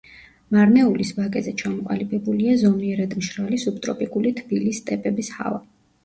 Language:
Georgian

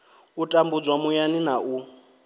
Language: Venda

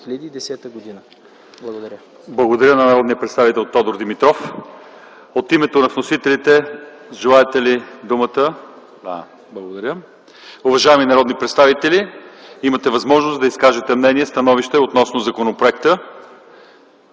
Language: Bulgarian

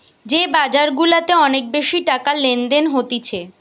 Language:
Bangla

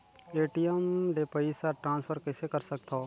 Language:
Chhattisgarhi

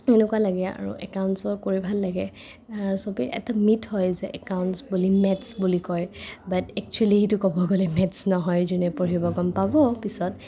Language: Assamese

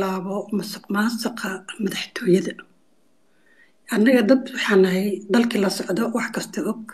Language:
Arabic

